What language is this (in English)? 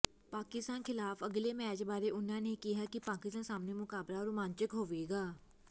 Punjabi